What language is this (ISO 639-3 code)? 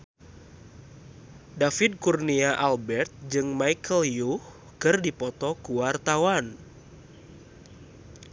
sun